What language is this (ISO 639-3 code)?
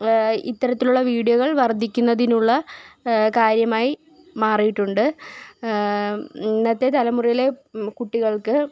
mal